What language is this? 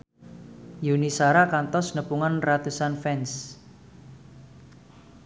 Sundanese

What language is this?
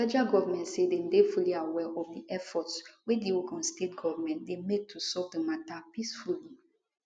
Nigerian Pidgin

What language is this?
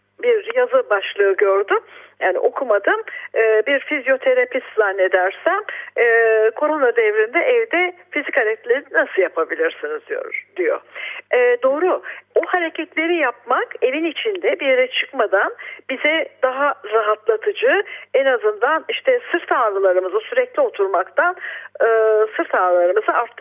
Turkish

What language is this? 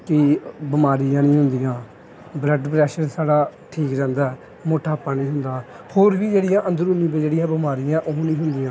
Punjabi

